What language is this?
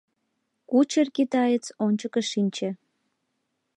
Mari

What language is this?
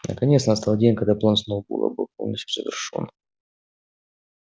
Russian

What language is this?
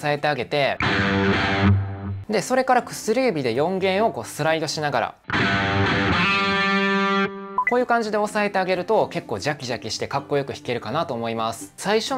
Japanese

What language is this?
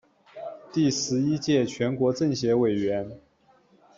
Chinese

